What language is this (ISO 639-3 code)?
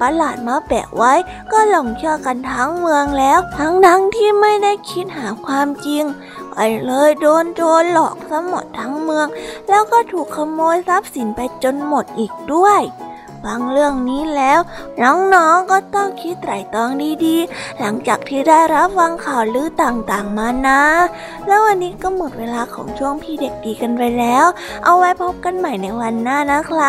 tha